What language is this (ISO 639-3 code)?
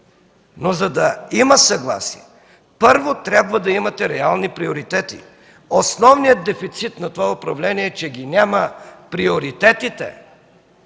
bul